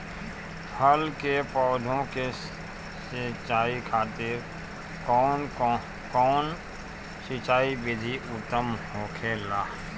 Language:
Bhojpuri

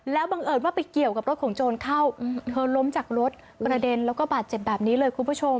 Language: Thai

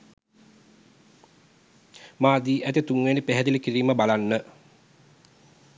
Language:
Sinhala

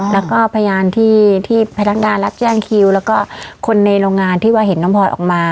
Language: Thai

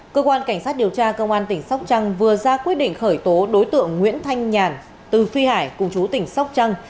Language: Vietnamese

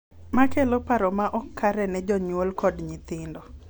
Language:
Luo (Kenya and Tanzania)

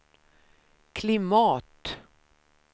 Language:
Swedish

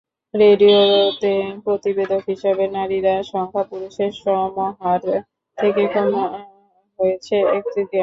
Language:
Bangla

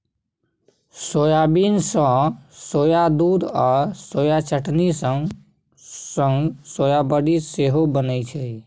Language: Maithili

